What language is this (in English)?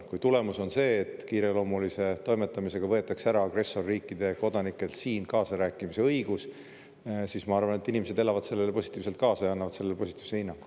Estonian